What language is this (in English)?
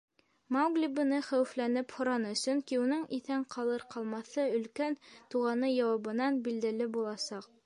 Bashkir